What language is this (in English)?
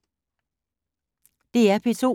Danish